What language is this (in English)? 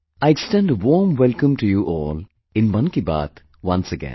English